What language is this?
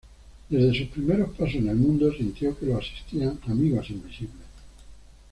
Spanish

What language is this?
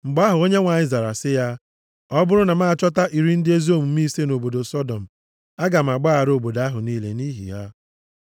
Igbo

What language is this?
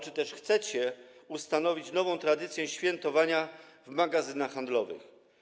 Polish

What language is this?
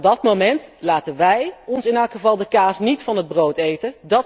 Dutch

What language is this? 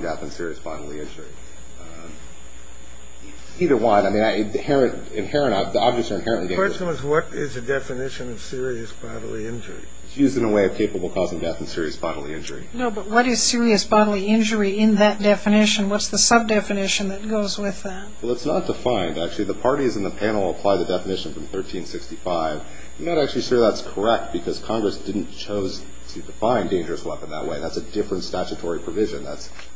English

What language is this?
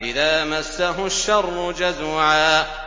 Arabic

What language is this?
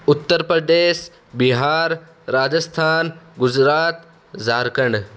Urdu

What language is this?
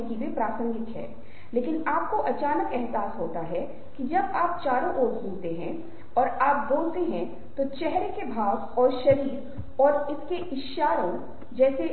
Hindi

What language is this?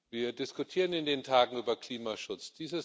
German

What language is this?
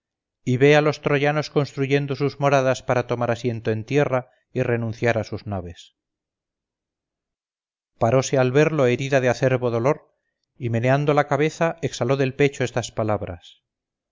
Spanish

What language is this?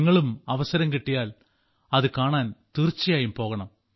Malayalam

